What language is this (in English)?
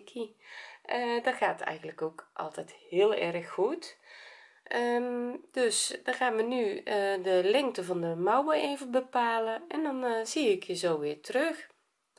Dutch